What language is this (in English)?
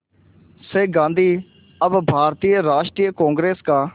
Hindi